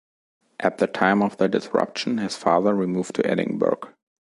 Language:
English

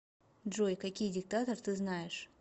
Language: Russian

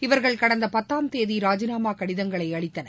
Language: Tamil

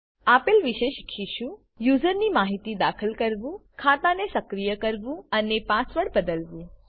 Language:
Gujarati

